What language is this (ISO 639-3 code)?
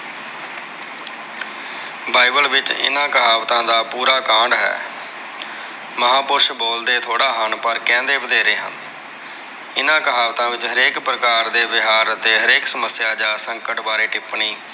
pan